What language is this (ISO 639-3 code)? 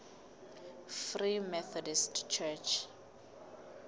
sot